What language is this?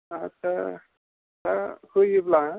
Bodo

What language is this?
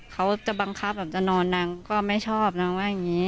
Thai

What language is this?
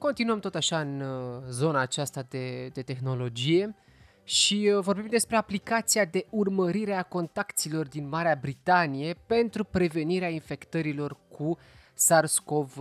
Romanian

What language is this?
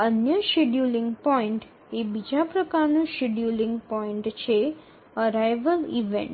Gujarati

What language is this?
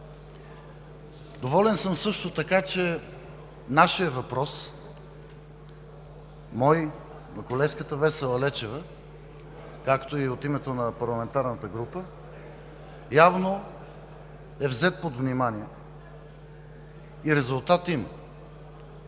Bulgarian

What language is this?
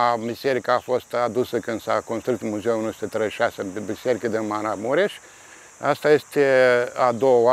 Romanian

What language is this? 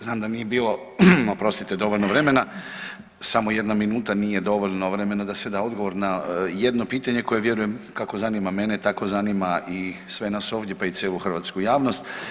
Croatian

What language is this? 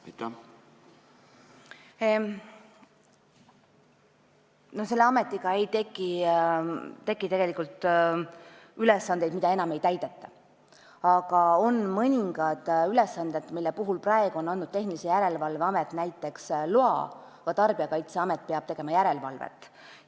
Estonian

